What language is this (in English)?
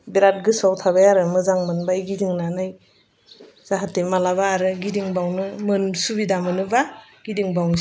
Bodo